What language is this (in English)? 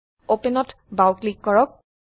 Assamese